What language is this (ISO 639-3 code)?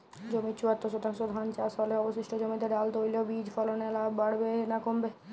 ben